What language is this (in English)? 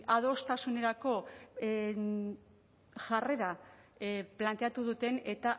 Basque